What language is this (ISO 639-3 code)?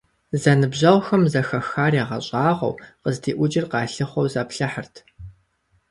kbd